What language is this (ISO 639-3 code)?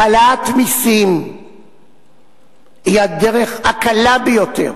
heb